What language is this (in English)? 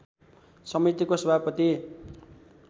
Nepali